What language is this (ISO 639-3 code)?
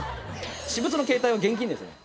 jpn